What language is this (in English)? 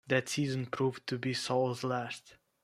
English